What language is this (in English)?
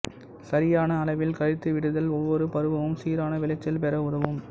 Tamil